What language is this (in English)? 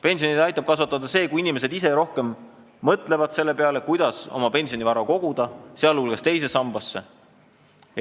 Estonian